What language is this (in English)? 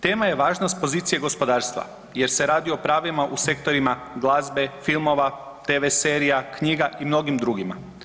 Croatian